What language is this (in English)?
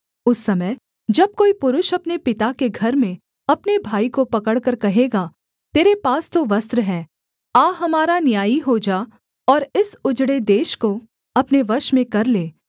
Hindi